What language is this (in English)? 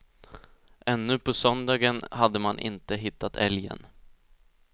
Swedish